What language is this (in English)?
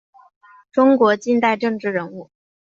Chinese